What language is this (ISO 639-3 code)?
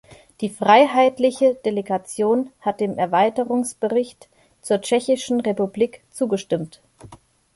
deu